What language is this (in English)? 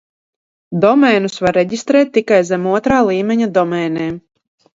Latvian